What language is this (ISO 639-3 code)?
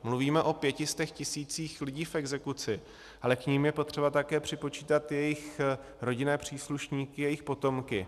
ces